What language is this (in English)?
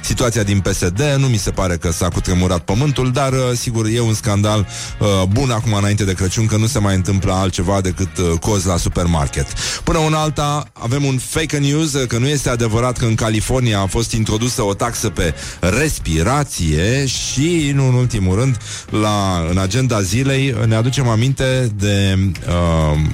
Romanian